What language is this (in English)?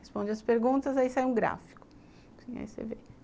Portuguese